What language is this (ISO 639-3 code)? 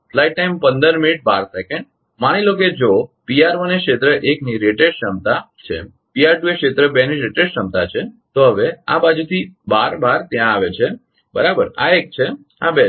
guj